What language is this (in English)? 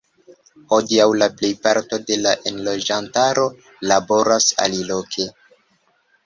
Esperanto